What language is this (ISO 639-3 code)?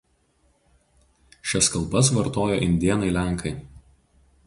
lit